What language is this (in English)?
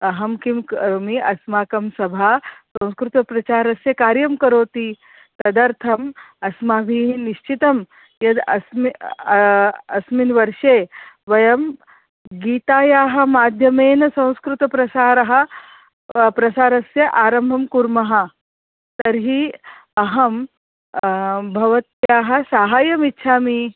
Sanskrit